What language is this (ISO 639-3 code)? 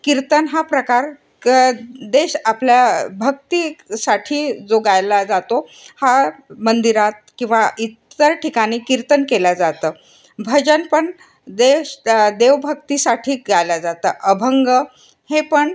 mar